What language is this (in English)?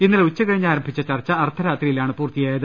Malayalam